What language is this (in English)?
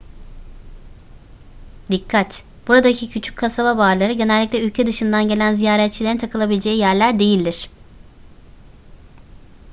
Turkish